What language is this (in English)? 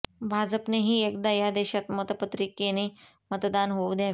Marathi